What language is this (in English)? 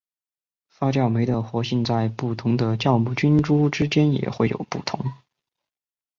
Chinese